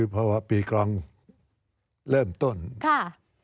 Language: Thai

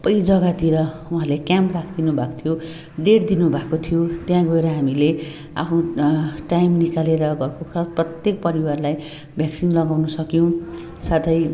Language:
Nepali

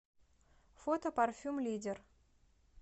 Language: Russian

